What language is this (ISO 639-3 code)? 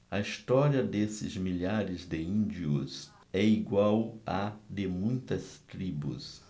por